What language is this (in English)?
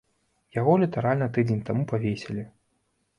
Belarusian